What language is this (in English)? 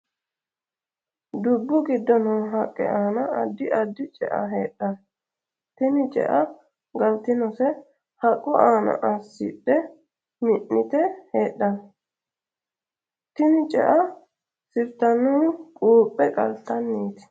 Sidamo